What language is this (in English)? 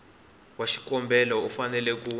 Tsonga